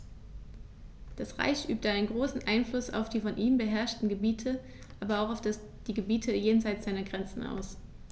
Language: German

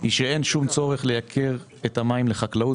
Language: Hebrew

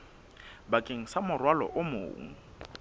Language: Southern Sotho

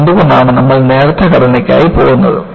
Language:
Malayalam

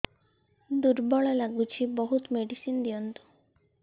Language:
Odia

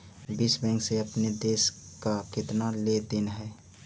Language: Magahi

